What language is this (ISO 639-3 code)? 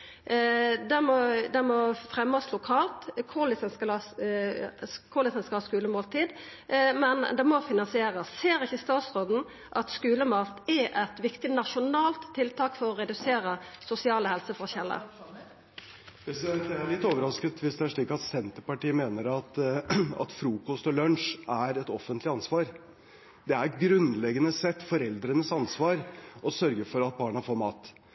nor